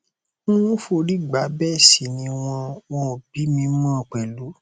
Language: Yoruba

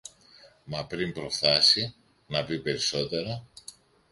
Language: Greek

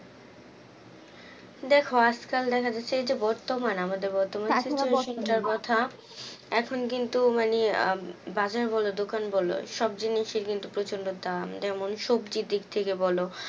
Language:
Bangla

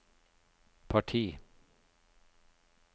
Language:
Norwegian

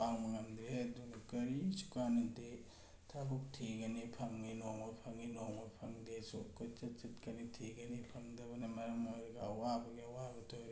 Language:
Manipuri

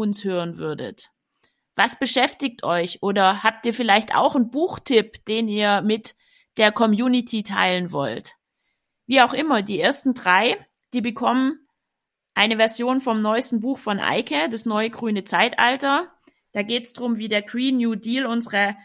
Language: German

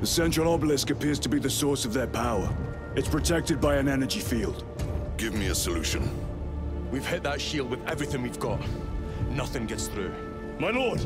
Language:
English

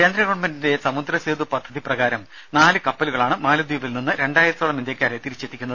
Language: Malayalam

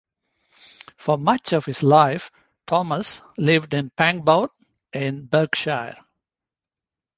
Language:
English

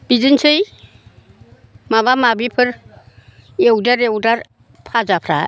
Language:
Bodo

